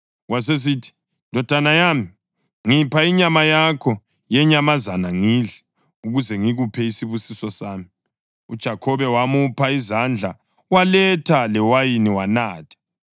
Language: North Ndebele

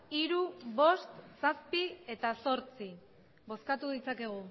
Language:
Basque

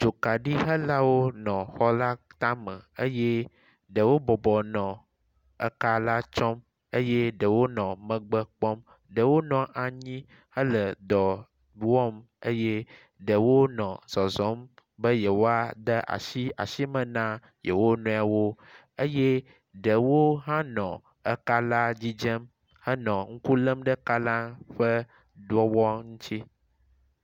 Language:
Ewe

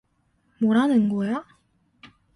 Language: Korean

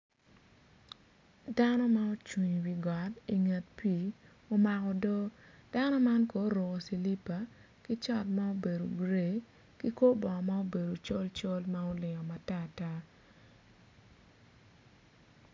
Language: Acoli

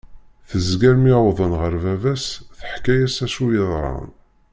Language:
Kabyle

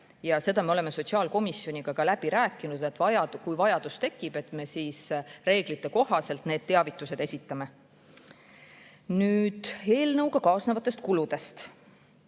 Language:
Estonian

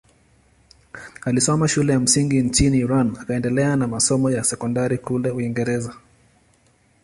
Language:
Swahili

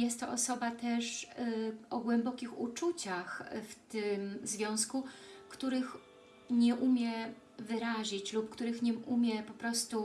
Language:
Polish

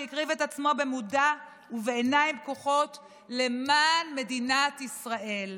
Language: Hebrew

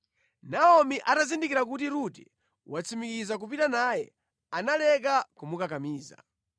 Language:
Nyanja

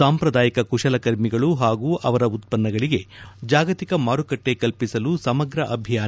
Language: Kannada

